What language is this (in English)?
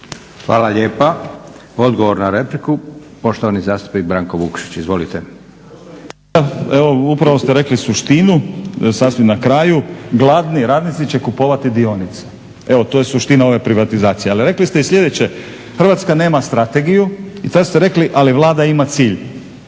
Croatian